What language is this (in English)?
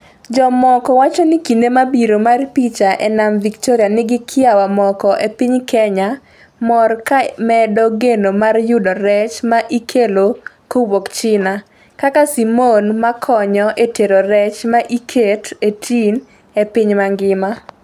Luo (Kenya and Tanzania)